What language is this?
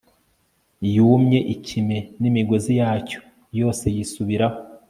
Kinyarwanda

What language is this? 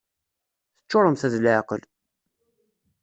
Kabyle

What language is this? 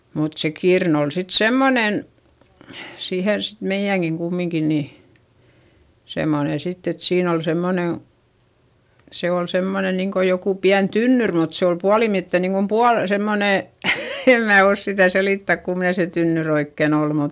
Finnish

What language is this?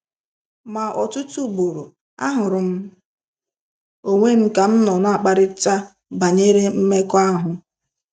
Igbo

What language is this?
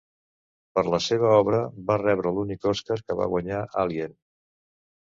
Catalan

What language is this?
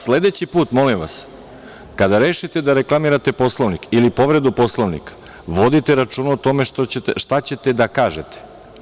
Serbian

